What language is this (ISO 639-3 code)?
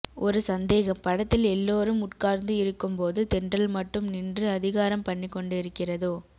tam